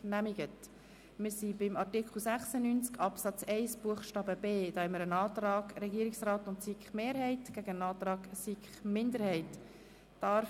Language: Swiss German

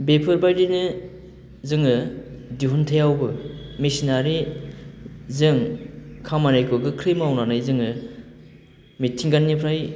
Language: Bodo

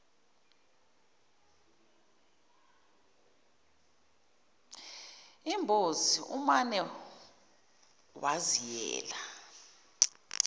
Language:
Zulu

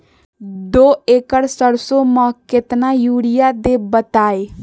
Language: Magahi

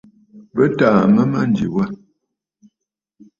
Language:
Bafut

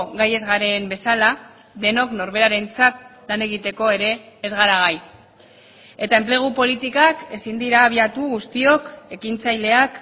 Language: Basque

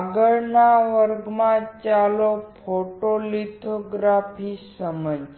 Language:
Gujarati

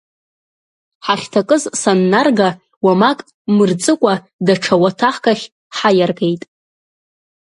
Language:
Abkhazian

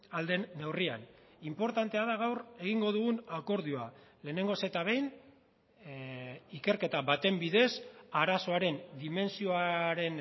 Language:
Basque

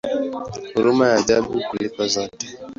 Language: Swahili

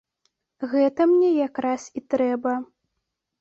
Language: Belarusian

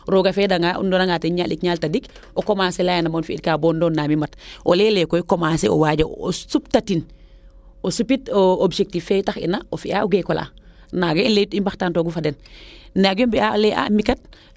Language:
Serer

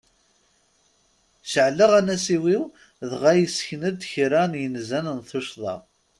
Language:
Kabyle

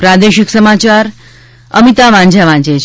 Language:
Gujarati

